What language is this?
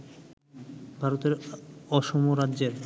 Bangla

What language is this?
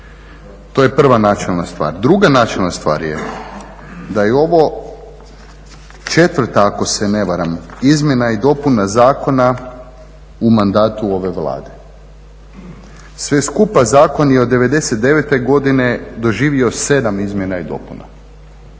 Croatian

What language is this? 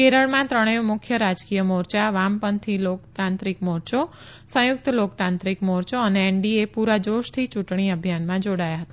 Gujarati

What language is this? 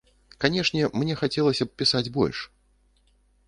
Belarusian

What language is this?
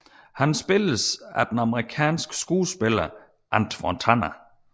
Danish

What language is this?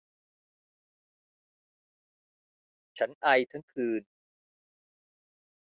Thai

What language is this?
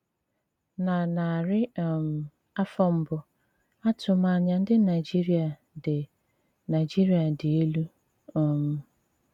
Igbo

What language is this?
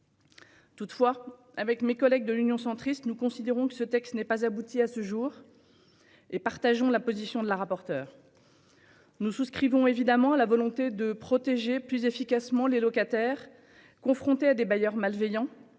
French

